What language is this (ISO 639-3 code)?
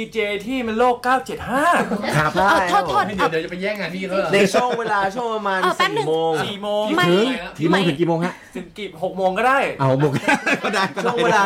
tha